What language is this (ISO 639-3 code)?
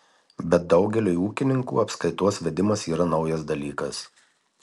lit